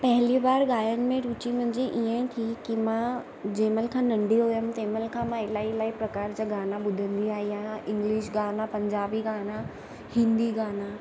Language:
Sindhi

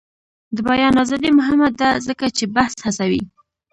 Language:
Pashto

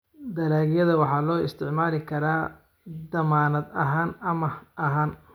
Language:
Somali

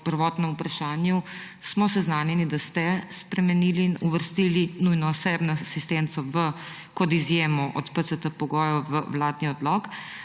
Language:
Slovenian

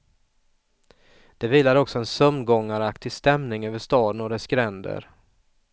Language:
Swedish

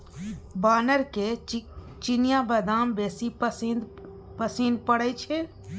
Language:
Maithili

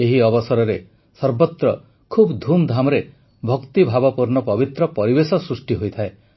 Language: Odia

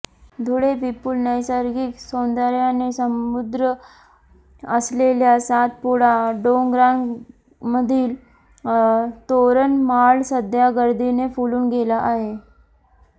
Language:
Marathi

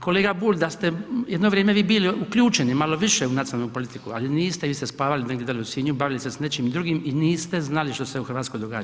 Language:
Croatian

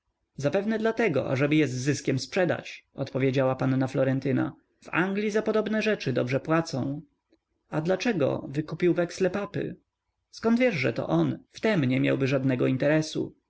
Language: Polish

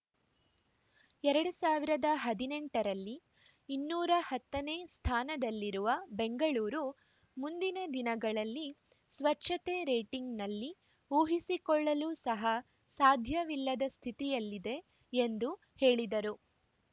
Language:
Kannada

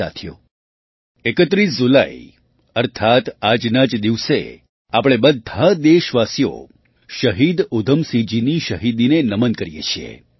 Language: Gujarati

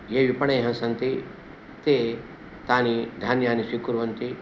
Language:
Sanskrit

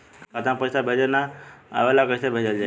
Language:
Bhojpuri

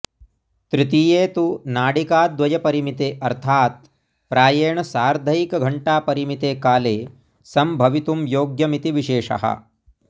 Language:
Sanskrit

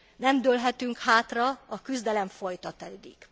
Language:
Hungarian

